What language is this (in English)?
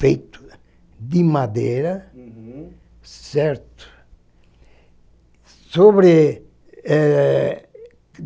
Portuguese